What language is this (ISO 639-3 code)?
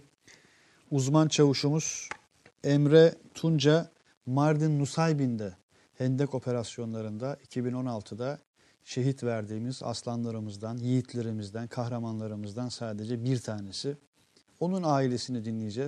tur